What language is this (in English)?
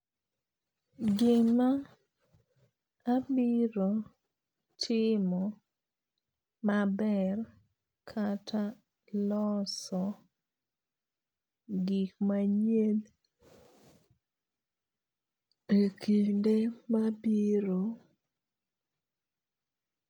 Luo (Kenya and Tanzania)